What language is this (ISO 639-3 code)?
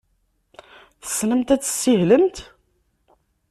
kab